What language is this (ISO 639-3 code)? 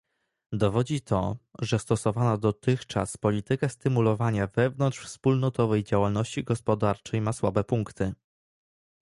pol